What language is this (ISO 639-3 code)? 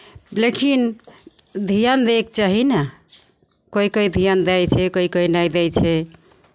mai